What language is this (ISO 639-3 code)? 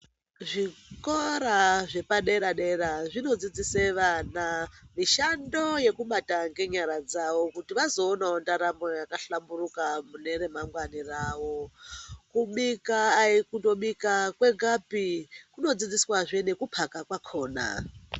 ndc